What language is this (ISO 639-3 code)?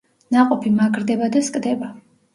kat